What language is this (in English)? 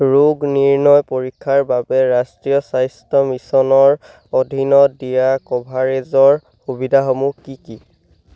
Assamese